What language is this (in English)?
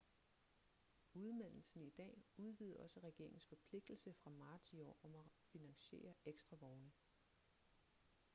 Danish